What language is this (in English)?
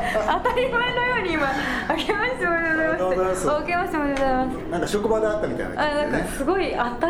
Japanese